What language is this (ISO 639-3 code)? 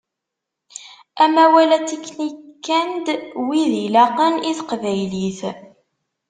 kab